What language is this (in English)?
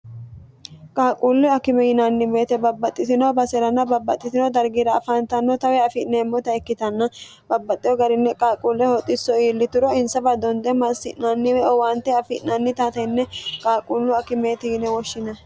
Sidamo